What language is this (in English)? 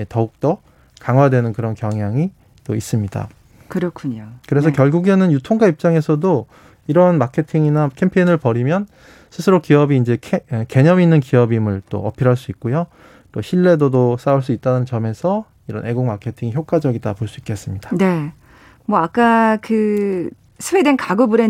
Korean